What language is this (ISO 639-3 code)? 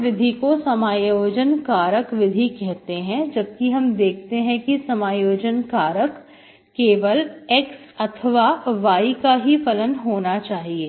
hin